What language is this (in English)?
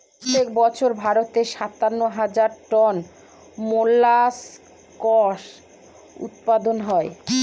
Bangla